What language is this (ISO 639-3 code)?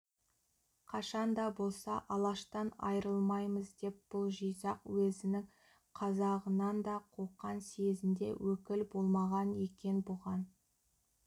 kaz